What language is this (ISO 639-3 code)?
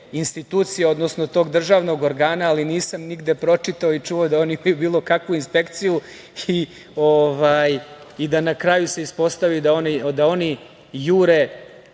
srp